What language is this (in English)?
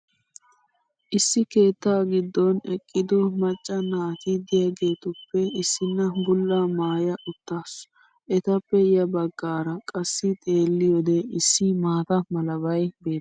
Wolaytta